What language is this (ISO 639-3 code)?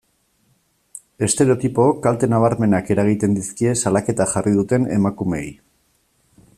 eus